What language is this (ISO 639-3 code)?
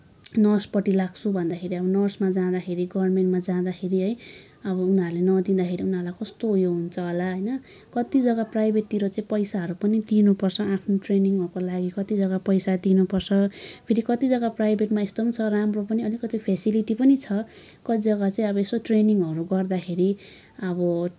nep